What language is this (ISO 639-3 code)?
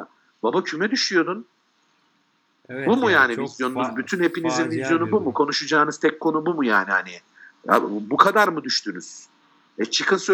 tur